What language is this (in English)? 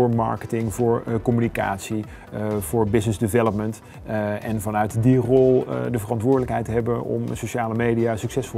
Dutch